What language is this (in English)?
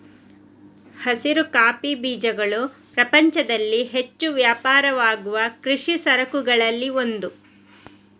Kannada